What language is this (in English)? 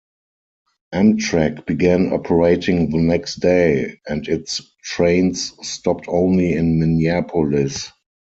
English